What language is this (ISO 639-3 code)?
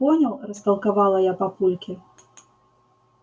rus